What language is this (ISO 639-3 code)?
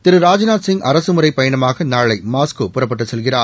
tam